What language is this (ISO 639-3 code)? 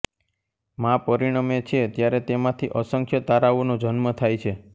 guj